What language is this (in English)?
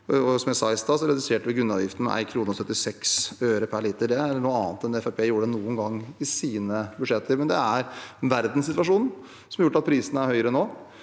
Norwegian